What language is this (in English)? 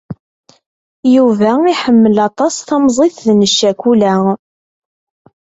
Kabyle